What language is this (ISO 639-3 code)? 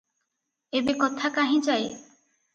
ori